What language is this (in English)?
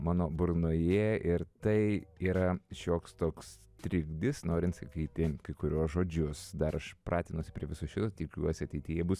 Lithuanian